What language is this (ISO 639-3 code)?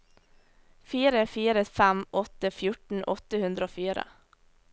nor